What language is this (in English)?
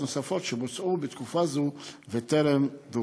Hebrew